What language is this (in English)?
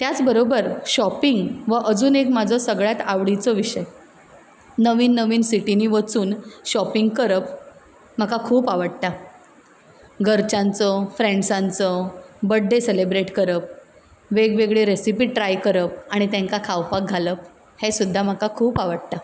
Konkani